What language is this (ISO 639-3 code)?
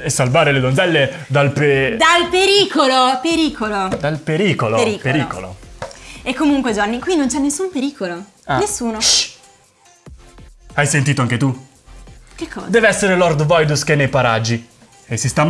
ita